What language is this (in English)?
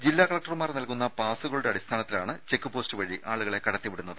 Malayalam